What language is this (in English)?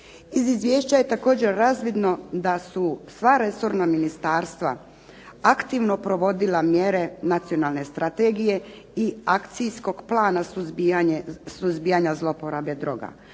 Croatian